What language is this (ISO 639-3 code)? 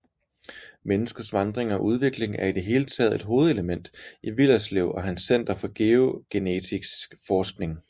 dan